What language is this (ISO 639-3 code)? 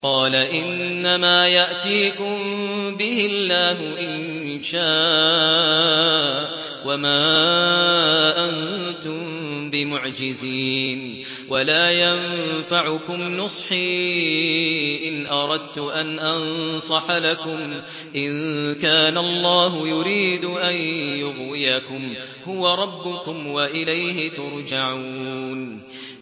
ara